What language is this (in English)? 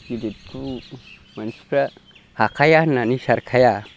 Bodo